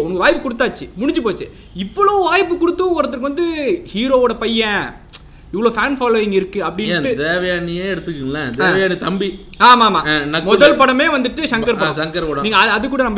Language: Tamil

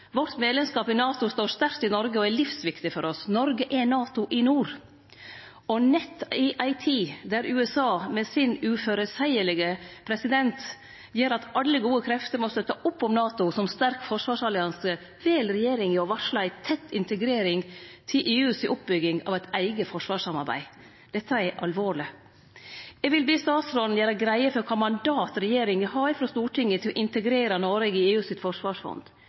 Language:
Norwegian Nynorsk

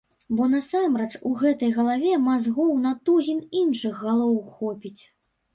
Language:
Belarusian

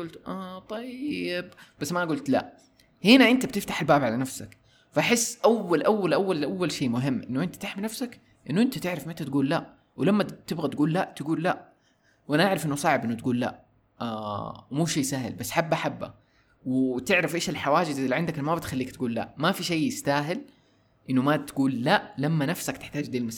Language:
Arabic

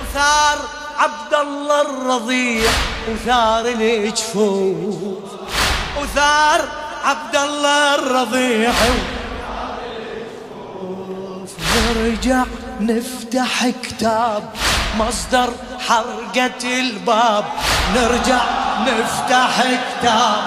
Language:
Arabic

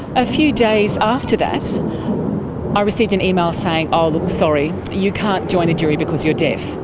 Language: English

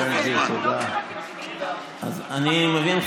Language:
Hebrew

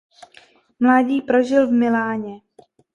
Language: Czech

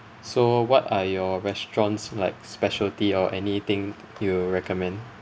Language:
English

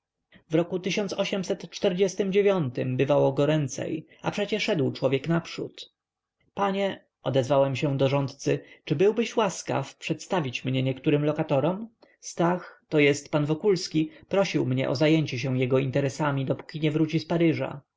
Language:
Polish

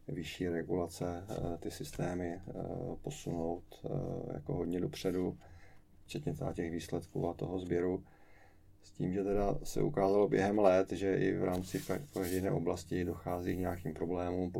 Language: Czech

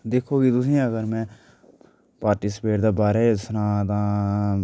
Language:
Dogri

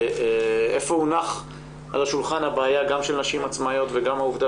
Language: Hebrew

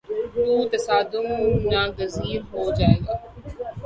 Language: Urdu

